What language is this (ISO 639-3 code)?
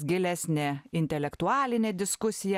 lit